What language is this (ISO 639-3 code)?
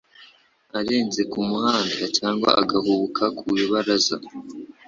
kin